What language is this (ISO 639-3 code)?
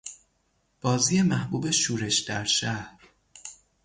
fas